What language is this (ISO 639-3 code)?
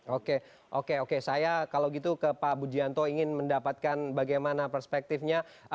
ind